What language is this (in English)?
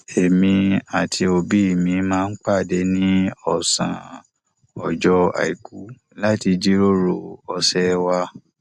Yoruba